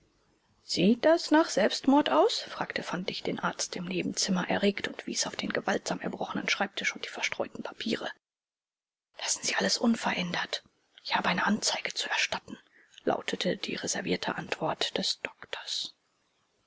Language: German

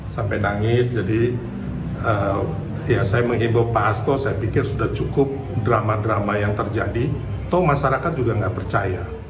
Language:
Indonesian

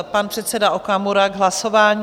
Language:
Czech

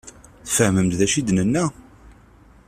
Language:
Kabyle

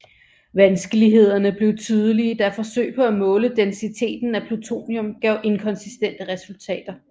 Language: Danish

